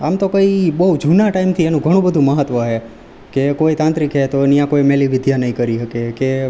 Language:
Gujarati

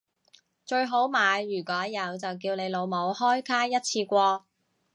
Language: Cantonese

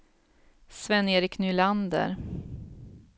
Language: Swedish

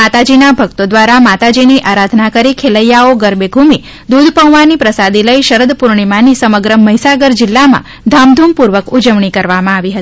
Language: Gujarati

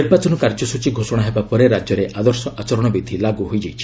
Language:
Odia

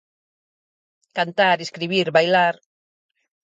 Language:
Galician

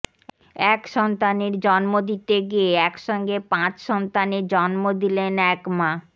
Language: Bangla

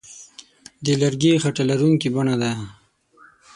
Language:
Pashto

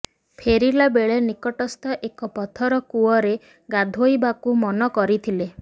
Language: Odia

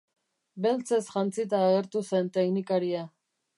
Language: Basque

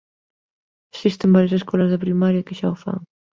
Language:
Galician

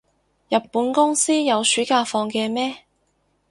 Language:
Cantonese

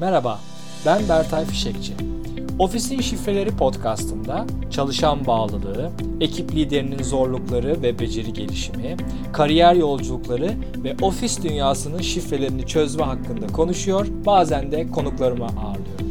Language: Turkish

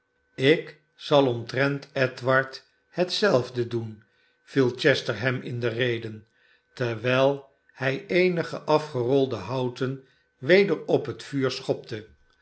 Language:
Dutch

